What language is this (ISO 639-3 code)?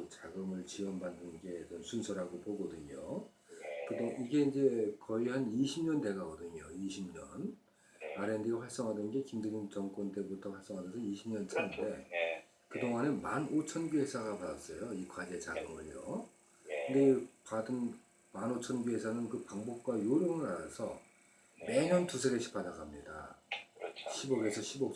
kor